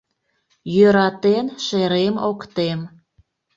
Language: Mari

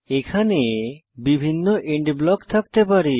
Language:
Bangla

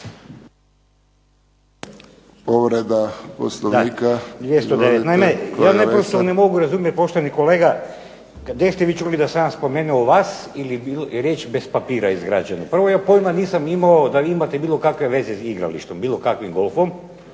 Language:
Croatian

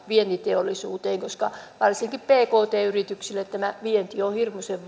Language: Finnish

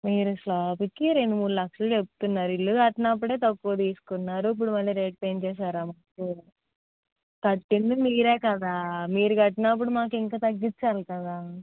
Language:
Telugu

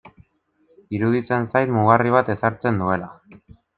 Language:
Basque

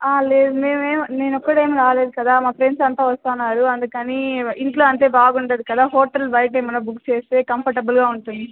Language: Telugu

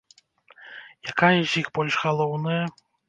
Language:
Belarusian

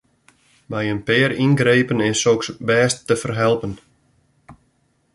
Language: Western Frisian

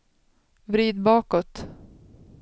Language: Swedish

